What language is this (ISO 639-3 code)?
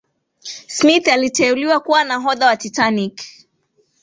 swa